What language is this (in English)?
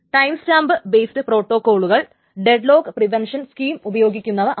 Malayalam